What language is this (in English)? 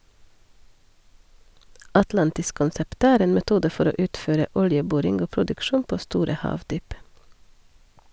Norwegian